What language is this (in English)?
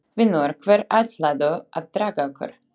Icelandic